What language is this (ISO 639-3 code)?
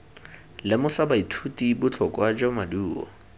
tsn